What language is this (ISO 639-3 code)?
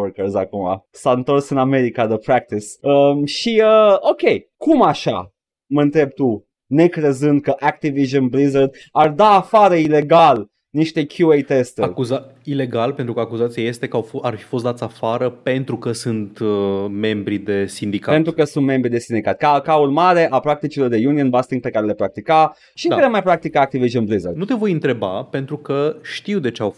ron